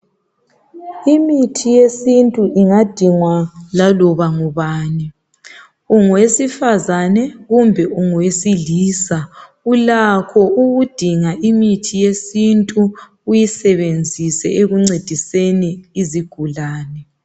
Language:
North Ndebele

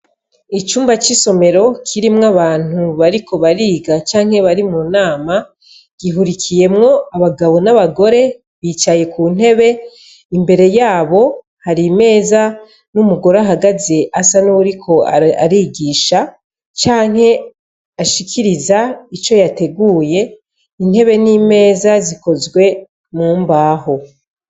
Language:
Rundi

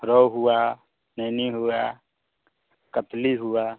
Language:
Hindi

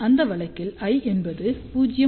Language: Tamil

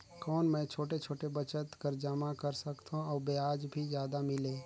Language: Chhattisgarhi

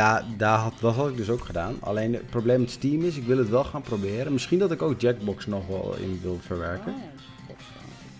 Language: Dutch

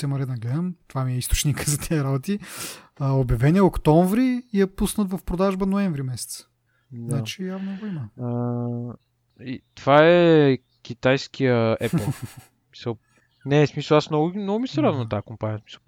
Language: Bulgarian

